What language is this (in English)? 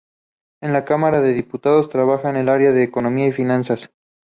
Spanish